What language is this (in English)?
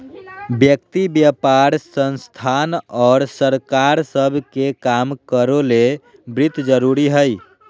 Magahi